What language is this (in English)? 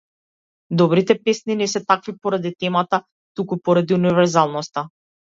Macedonian